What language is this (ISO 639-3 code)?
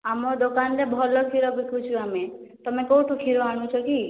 ori